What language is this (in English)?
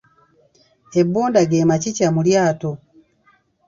Ganda